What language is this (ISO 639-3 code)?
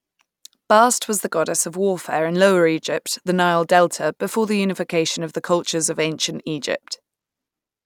eng